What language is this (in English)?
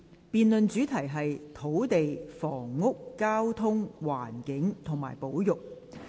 Cantonese